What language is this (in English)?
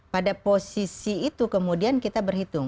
Indonesian